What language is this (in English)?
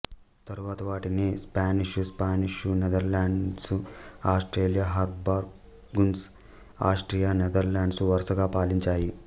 Telugu